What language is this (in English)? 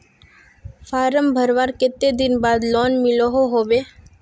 Magahi